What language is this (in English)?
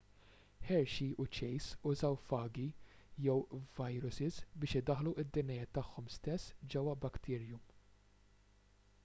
Maltese